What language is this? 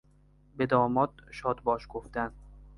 Persian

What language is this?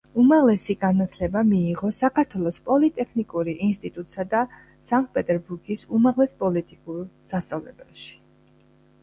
Georgian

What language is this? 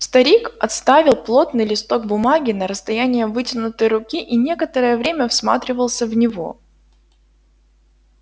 Russian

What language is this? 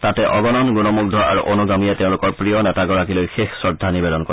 Assamese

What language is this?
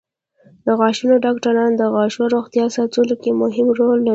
Pashto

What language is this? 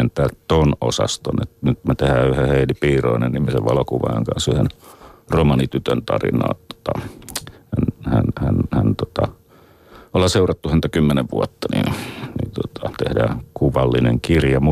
Finnish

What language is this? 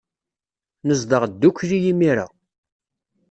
Kabyle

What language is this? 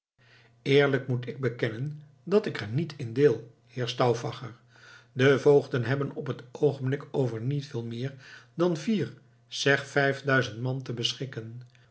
Dutch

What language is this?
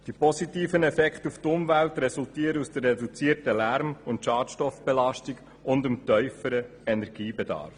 Swiss German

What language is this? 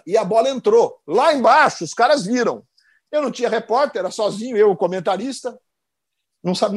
Portuguese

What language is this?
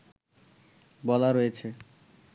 Bangla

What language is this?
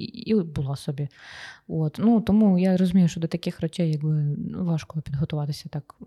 Ukrainian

